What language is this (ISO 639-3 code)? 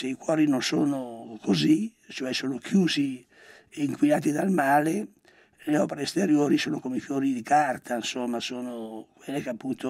ita